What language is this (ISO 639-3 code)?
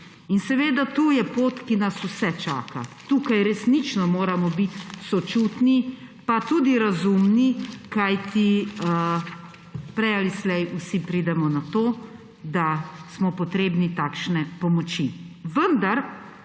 slv